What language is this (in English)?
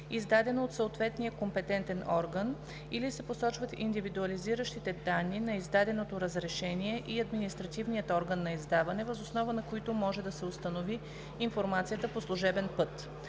Bulgarian